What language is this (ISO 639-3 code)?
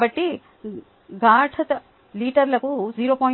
tel